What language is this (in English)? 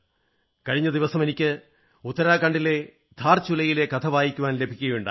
Malayalam